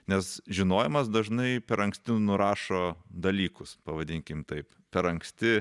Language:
Lithuanian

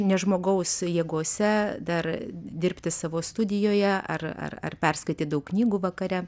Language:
Lithuanian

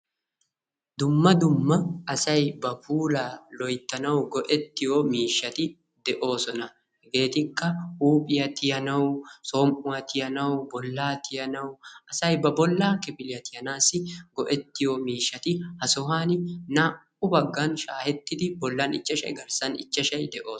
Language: Wolaytta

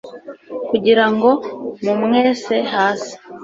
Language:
Kinyarwanda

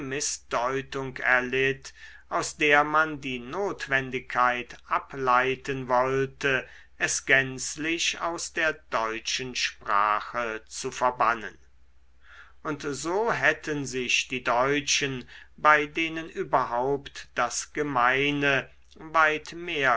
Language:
German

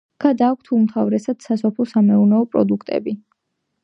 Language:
Georgian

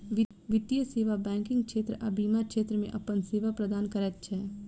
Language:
Maithili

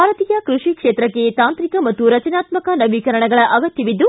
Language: Kannada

